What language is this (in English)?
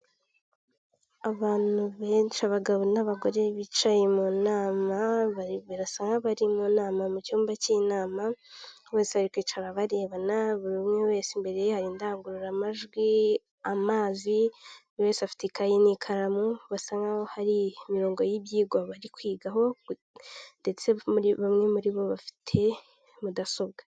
Kinyarwanda